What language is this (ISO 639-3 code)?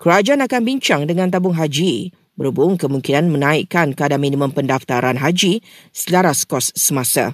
msa